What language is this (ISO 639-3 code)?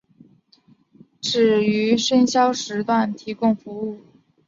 zho